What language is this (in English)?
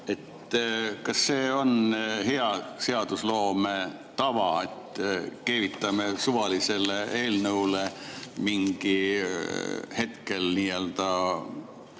Estonian